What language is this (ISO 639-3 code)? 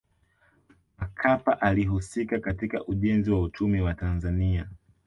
swa